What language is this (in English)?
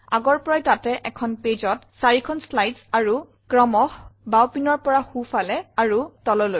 Assamese